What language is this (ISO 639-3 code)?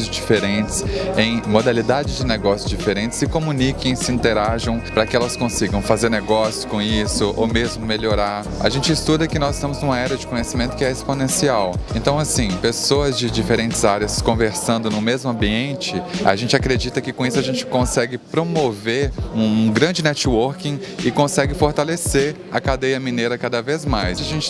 por